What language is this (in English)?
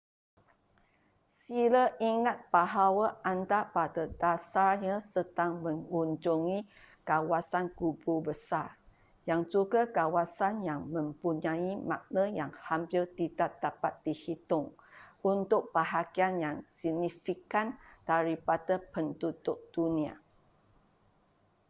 Malay